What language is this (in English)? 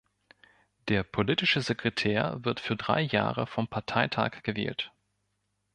German